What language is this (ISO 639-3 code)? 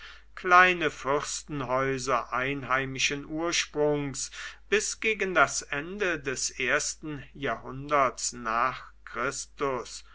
deu